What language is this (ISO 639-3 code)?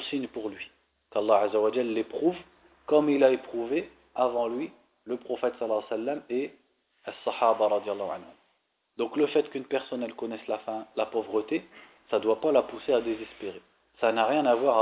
fra